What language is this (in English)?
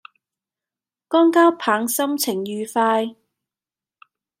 Cantonese